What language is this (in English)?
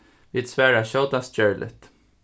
Faroese